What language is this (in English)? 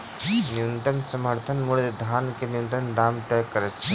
Maithili